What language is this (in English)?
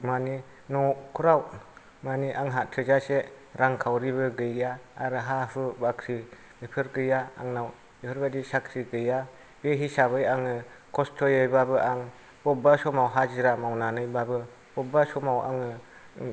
Bodo